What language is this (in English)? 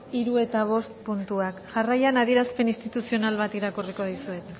Basque